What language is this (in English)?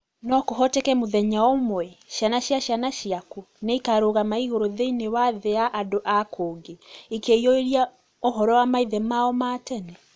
Kikuyu